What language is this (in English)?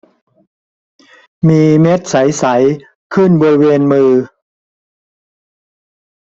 Thai